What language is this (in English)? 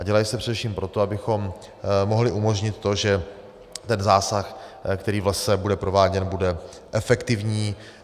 Czech